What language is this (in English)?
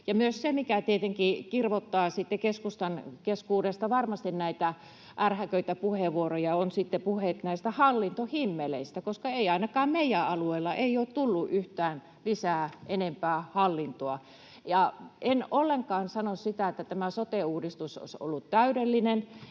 Finnish